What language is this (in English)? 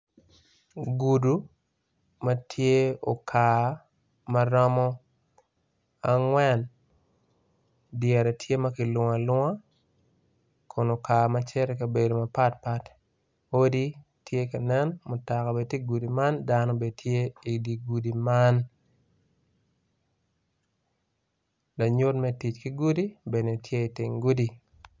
Acoli